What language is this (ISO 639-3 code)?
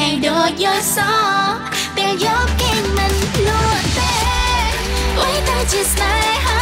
tha